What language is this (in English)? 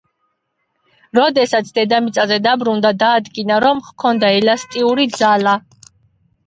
Georgian